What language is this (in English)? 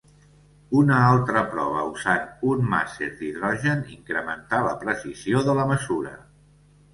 Catalan